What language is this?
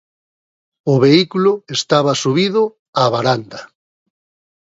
Galician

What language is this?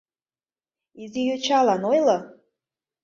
Mari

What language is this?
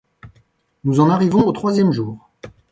French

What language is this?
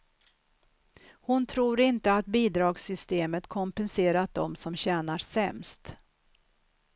Swedish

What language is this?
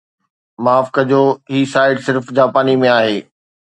Sindhi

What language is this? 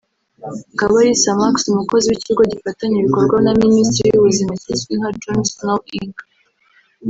Kinyarwanda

